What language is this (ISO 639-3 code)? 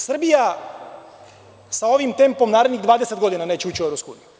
srp